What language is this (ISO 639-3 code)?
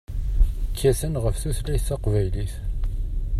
kab